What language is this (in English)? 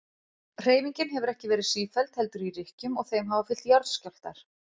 Icelandic